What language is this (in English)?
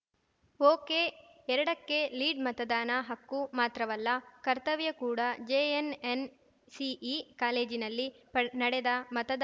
Kannada